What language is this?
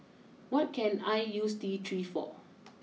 English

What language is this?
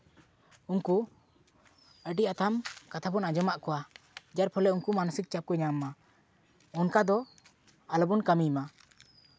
Santali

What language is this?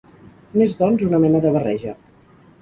Catalan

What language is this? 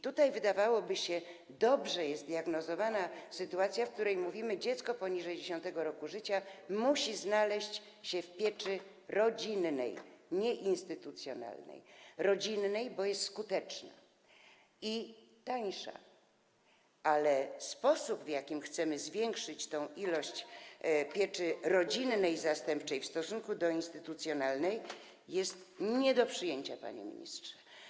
Polish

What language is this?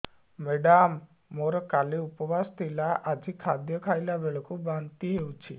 Odia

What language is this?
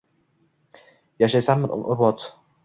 Uzbek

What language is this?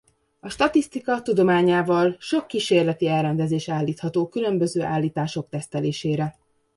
Hungarian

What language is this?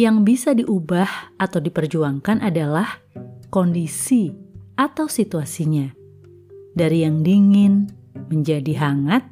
Indonesian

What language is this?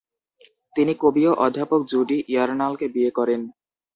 Bangla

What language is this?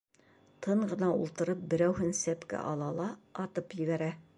Bashkir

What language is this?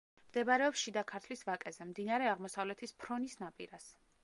Georgian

